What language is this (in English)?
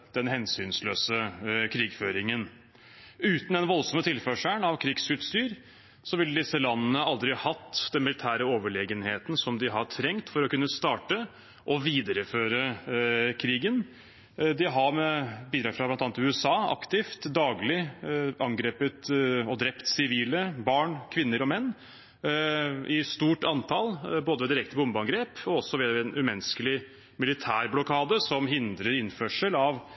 Norwegian Bokmål